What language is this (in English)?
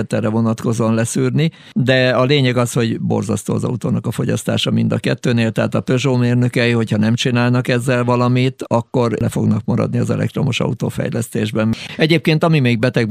Hungarian